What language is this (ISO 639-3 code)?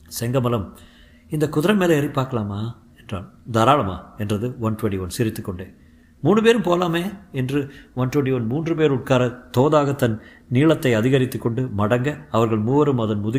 tam